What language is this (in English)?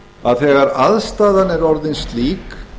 Icelandic